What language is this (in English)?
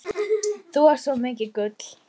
Icelandic